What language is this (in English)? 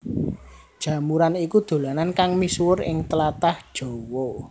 Javanese